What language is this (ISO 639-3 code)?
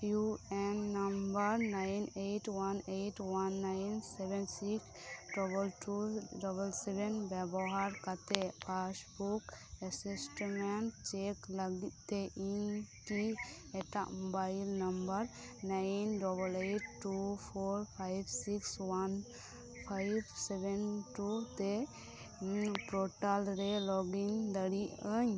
sat